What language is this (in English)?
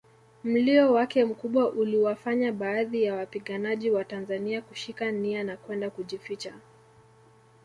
Swahili